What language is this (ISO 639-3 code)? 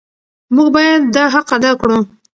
pus